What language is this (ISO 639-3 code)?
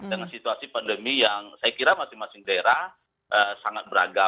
ind